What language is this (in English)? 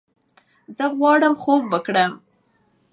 Pashto